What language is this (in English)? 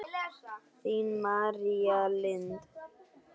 Icelandic